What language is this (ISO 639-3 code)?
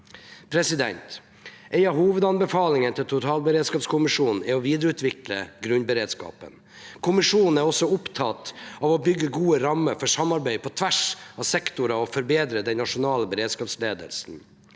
nor